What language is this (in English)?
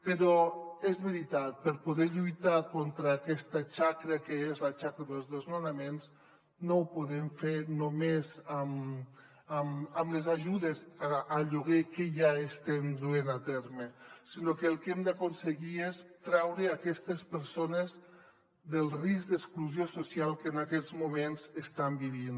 Catalan